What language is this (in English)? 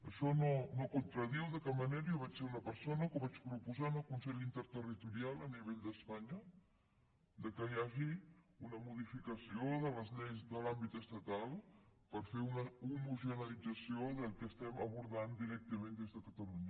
Catalan